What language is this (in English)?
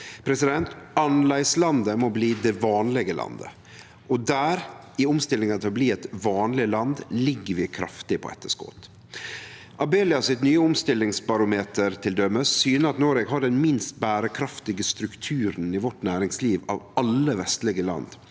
Norwegian